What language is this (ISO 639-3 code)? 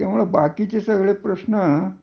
mar